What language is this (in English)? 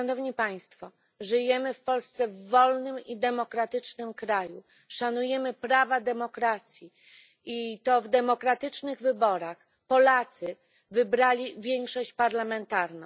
Polish